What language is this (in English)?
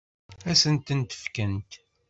Kabyle